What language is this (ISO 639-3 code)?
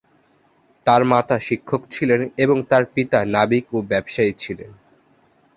ben